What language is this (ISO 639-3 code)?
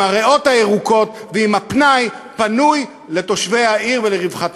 heb